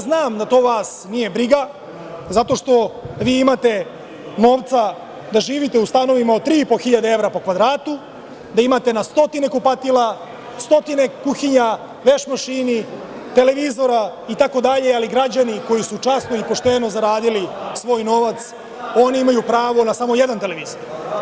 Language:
Serbian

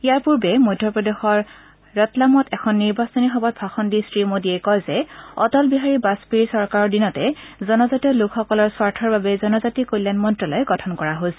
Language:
Assamese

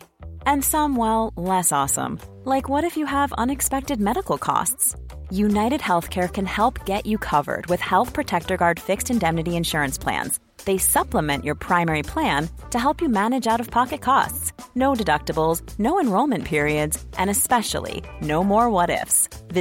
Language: Filipino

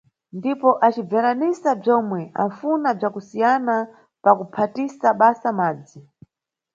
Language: Nyungwe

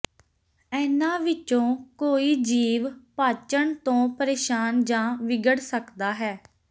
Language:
Punjabi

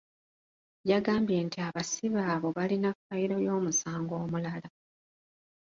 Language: Ganda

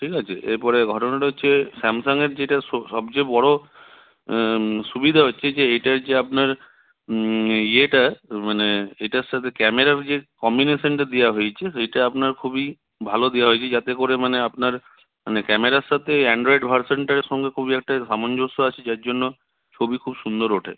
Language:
Bangla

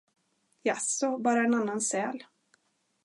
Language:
Swedish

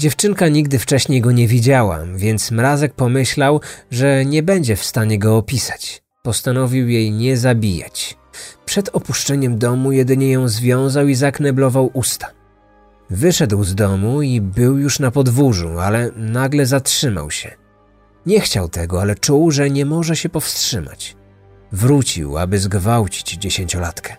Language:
Polish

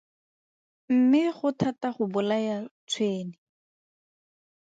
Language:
Tswana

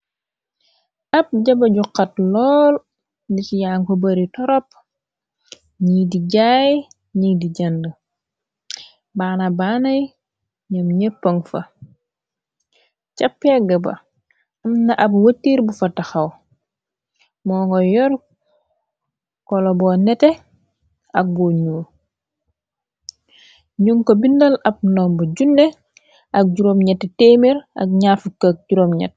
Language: Wolof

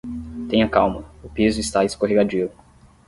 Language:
Portuguese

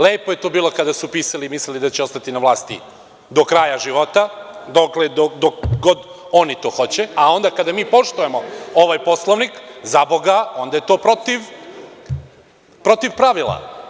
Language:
Serbian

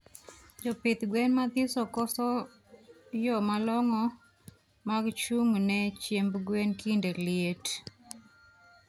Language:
Luo (Kenya and Tanzania)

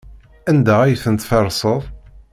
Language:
Kabyle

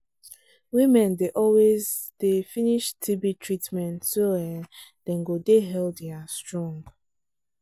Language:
Nigerian Pidgin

